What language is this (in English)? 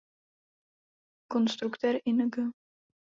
Czech